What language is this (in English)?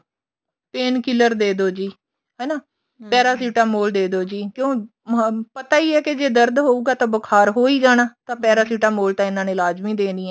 Punjabi